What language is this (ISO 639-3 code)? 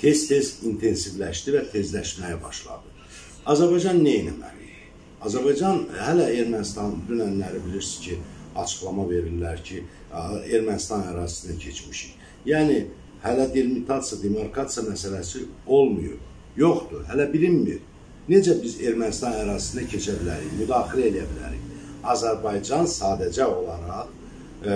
tur